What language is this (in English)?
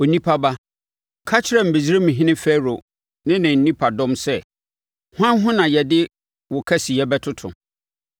Akan